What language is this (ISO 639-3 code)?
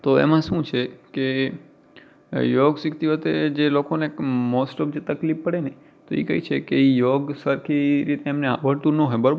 guj